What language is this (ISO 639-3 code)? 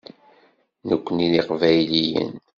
kab